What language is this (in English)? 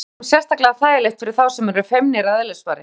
Icelandic